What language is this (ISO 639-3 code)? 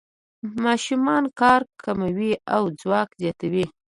pus